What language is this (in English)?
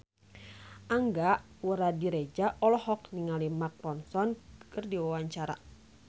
Sundanese